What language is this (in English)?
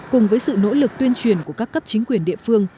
Vietnamese